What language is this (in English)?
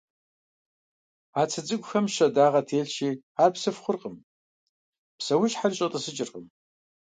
Kabardian